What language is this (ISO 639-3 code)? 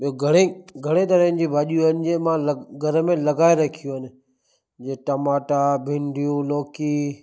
snd